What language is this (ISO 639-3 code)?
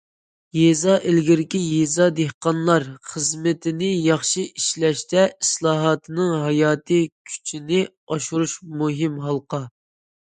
uig